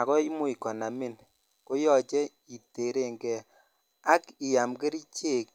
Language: Kalenjin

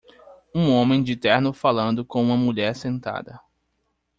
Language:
Portuguese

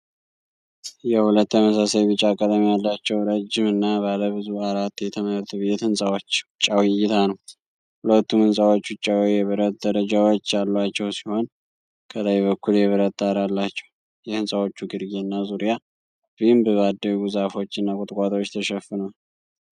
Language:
Amharic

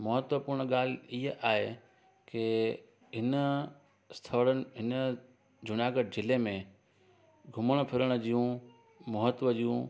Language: Sindhi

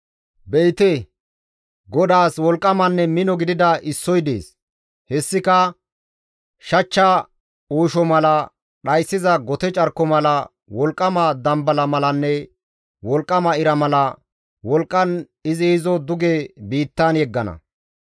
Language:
Gamo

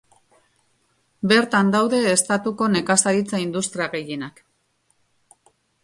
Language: Basque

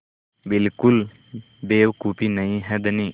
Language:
Hindi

